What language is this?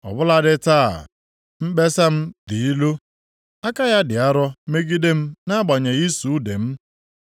Igbo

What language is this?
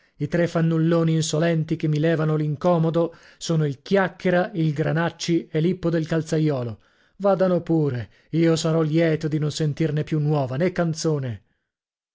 Italian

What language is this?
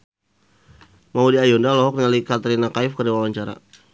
Sundanese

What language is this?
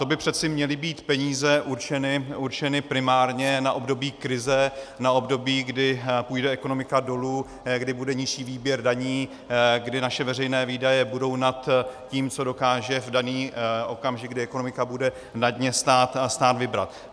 Czech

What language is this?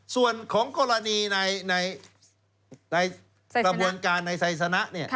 Thai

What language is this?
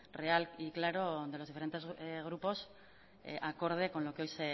Spanish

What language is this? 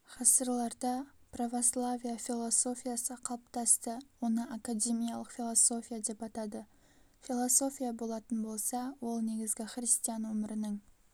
Kazakh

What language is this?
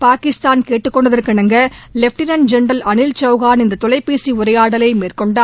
Tamil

